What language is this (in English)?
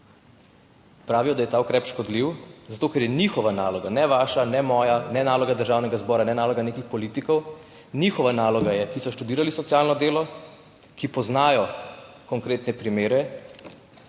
Slovenian